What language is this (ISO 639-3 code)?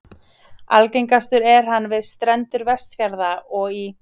isl